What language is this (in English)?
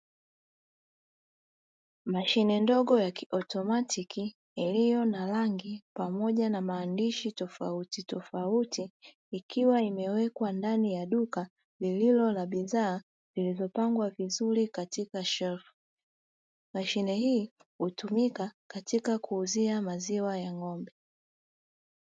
Swahili